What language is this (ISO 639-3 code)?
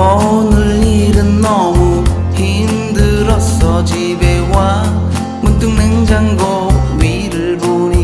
kor